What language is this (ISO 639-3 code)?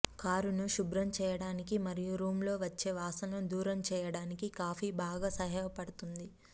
tel